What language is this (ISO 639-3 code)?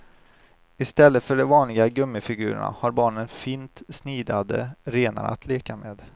swe